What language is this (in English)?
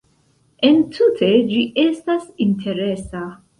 Esperanto